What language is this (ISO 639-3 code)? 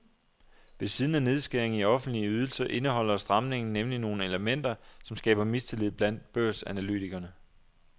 dan